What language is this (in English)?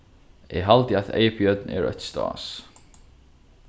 Faroese